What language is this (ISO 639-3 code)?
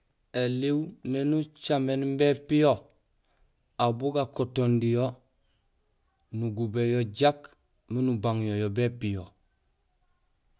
gsl